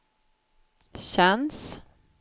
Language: Swedish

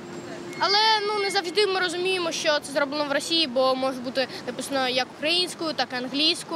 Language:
Ukrainian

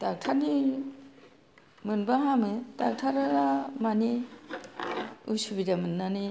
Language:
Bodo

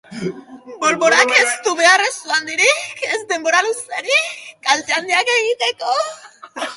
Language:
Basque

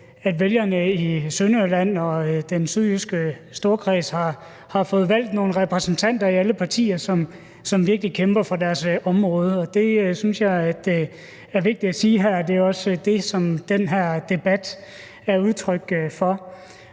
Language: Danish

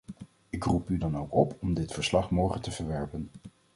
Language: Dutch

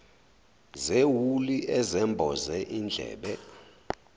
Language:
Zulu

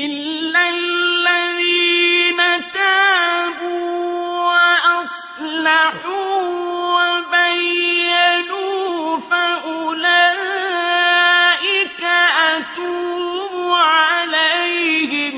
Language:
Arabic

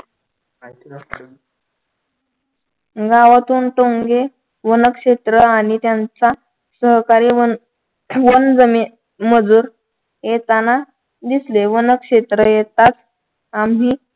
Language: Marathi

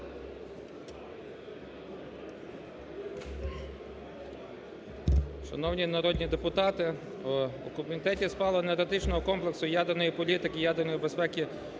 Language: Ukrainian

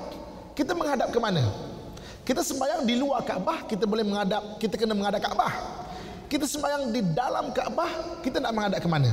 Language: Malay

